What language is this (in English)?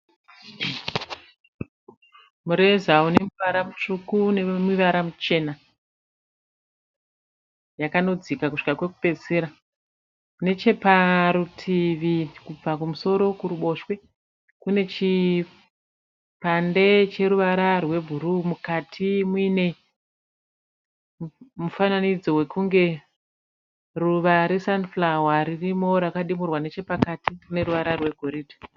Shona